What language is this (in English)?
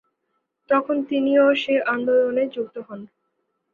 Bangla